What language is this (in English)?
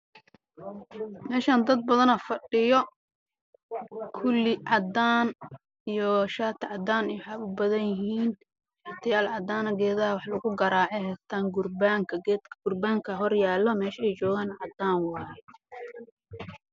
Somali